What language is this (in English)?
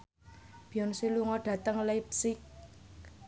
Javanese